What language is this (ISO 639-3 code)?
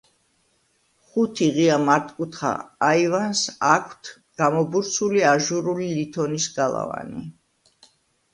kat